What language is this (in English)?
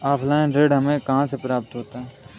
Hindi